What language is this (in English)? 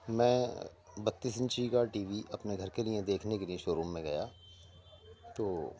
Urdu